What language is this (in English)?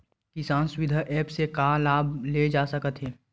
Chhattisgarhi